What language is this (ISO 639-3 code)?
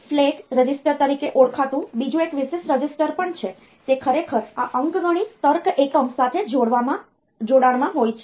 guj